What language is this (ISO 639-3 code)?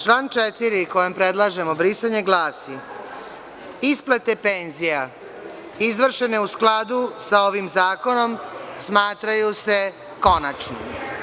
srp